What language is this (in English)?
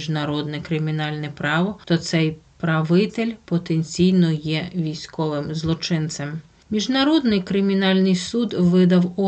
Ukrainian